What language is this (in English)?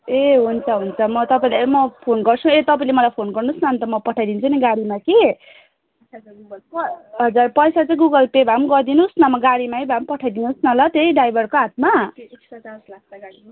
Nepali